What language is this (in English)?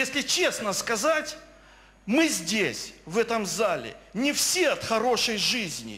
Russian